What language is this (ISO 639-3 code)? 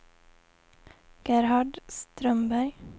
swe